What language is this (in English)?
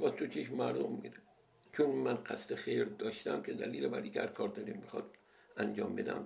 Persian